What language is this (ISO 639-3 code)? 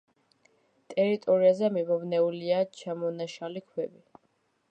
kat